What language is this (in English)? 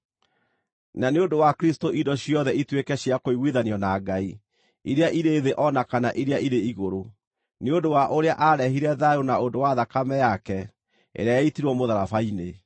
Kikuyu